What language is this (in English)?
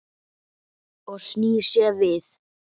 Icelandic